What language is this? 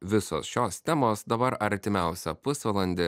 Lithuanian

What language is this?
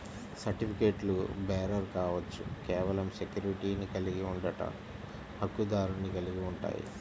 Telugu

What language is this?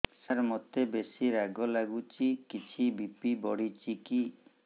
Odia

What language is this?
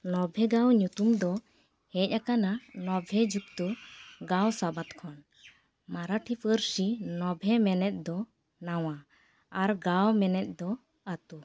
Santali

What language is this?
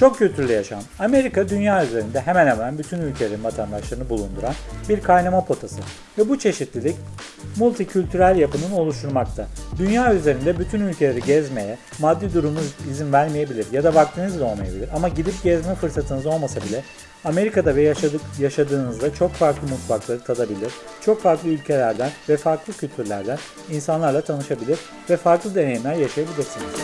Turkish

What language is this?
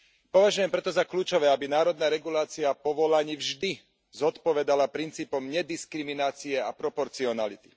Slovak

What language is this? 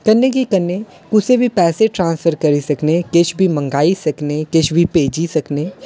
Dogri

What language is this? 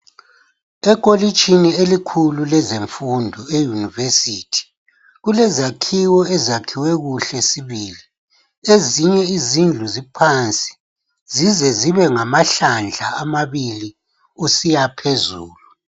North Ndebele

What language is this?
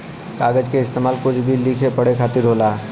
Bhojpuri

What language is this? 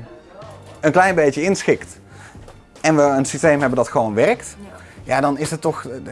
Dutch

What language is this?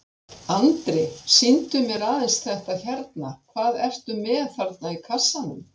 Icelandic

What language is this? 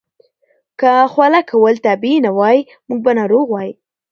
Pashto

